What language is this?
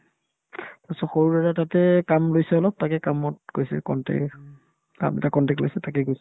Assamese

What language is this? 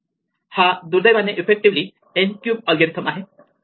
Marathi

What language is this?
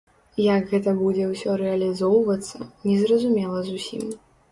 Belarusian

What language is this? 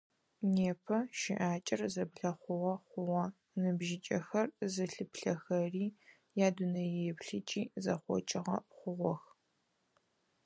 Adyghe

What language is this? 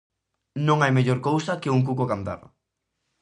Galician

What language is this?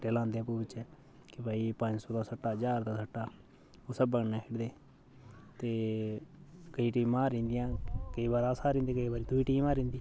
Dogri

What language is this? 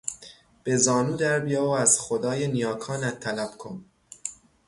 Persian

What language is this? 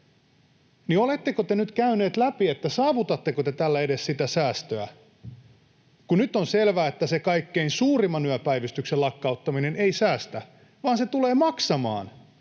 Finnish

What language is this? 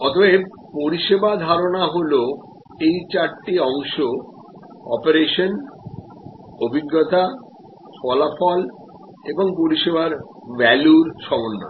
Bangla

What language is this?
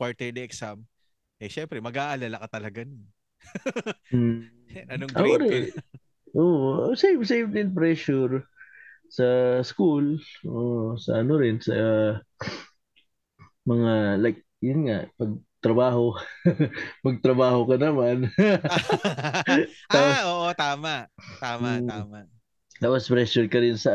Filipino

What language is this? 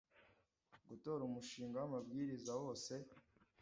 Kinyarwanda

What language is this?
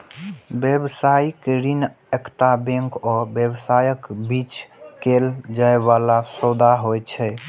Maithili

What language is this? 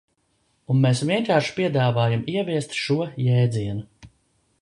Latvian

